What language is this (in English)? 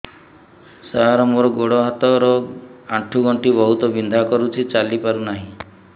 Odia